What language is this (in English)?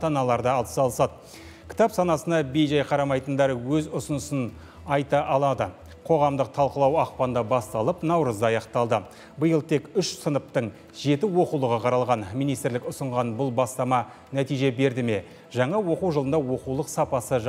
Russian